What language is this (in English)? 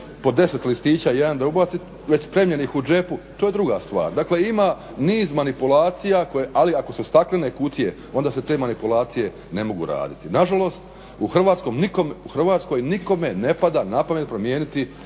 Croatian